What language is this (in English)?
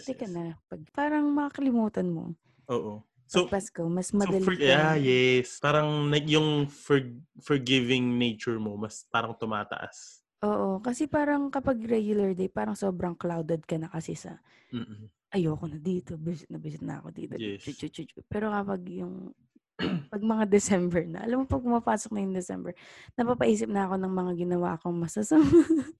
Filipino